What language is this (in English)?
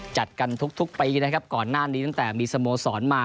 Thai